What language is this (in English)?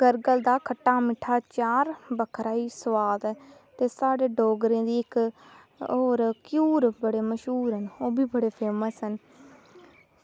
Dogri